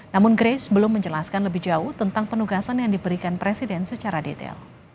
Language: Indonesian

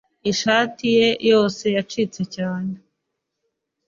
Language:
Kinyarwanda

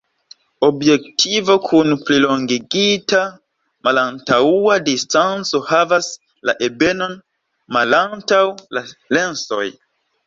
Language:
Esperanto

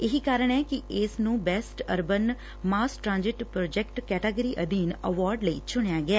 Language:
Punjabi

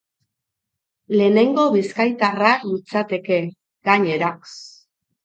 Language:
Basque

